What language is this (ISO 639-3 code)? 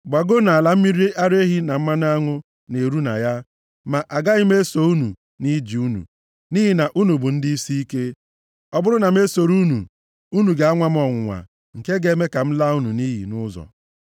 ibo